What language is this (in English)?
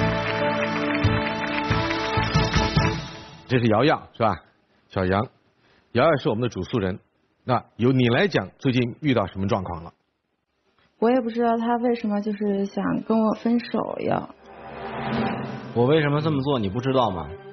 Chinese